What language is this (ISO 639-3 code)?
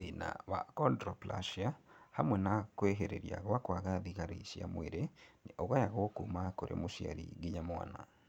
kik